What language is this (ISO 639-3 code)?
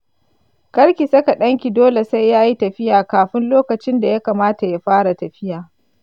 hau